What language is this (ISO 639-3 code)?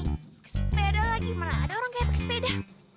ind